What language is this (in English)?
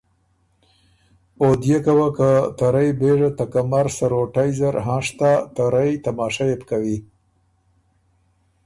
Ormuri